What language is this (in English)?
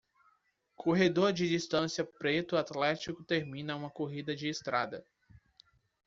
Portuguese